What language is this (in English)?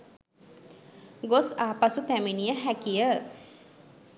Sinhala